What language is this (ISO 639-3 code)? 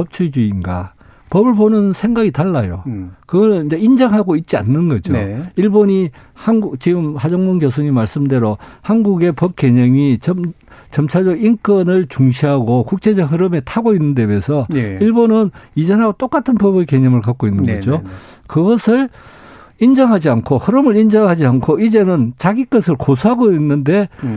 kor